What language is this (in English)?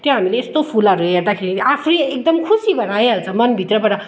Nepali